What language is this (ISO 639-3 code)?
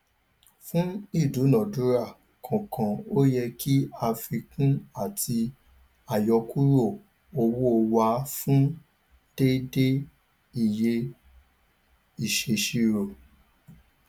yor